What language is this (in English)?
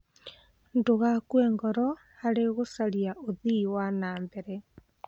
Kikuyu